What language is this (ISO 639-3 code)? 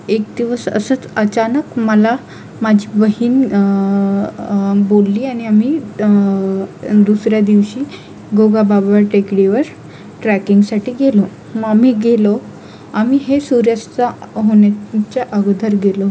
mar